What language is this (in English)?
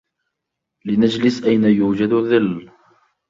Arabic